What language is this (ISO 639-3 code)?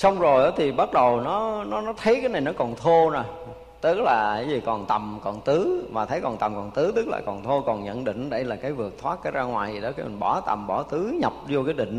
vie